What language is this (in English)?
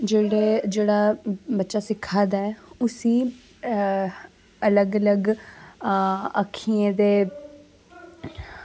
Dogri